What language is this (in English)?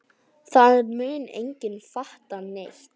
Icelandic